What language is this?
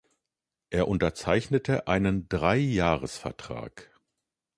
German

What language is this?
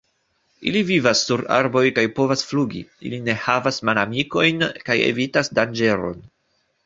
Esperanto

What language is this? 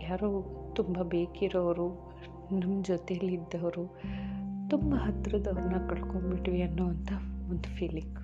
Kannada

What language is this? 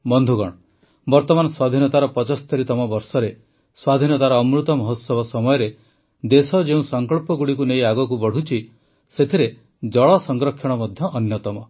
Odia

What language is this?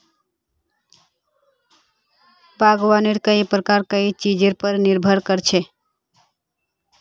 Magahi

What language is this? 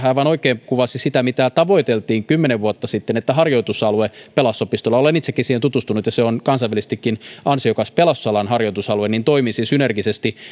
Finnish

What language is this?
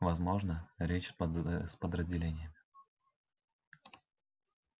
Russian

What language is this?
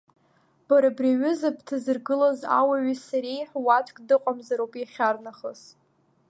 Abkhazian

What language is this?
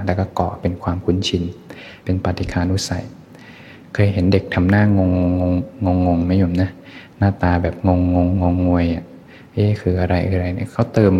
Thai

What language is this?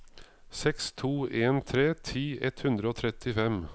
Norwegian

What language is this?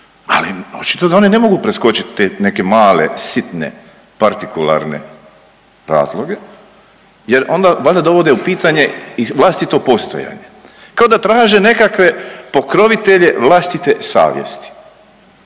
Croatian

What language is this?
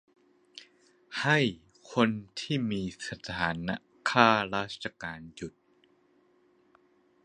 Thai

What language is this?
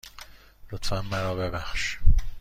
Persian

